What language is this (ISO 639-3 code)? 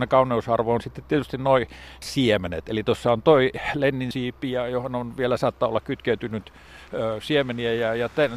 fin